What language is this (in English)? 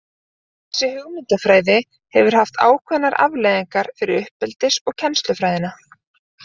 Icelandic